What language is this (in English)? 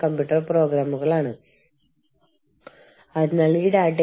Malayalam